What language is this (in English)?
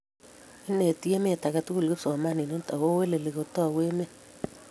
Kalenjin